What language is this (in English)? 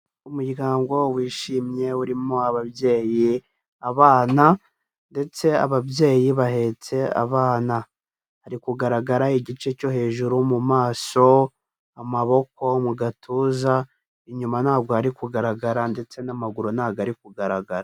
Kinyarwanda